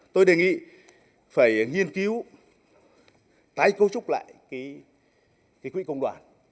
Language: Vietnamese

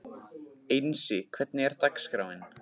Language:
Icelandic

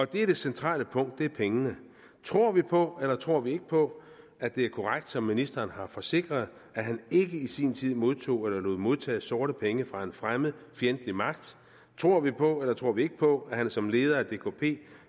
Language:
Danish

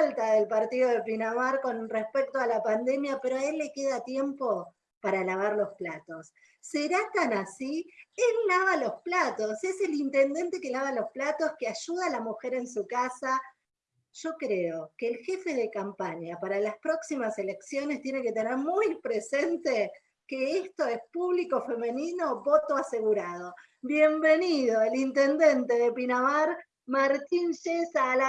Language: Spanish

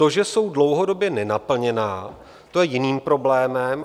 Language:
Czech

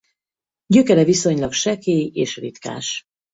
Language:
Hungarian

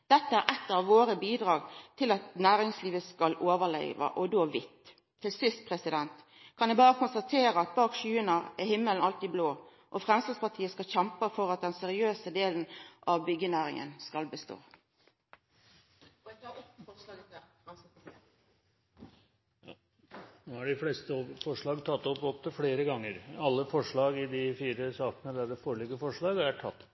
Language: Norwegian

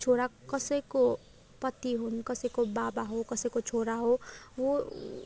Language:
Nepali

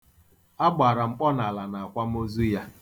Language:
Igbo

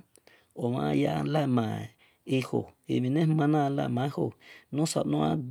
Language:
Esan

